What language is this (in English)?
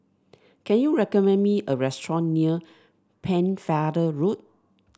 English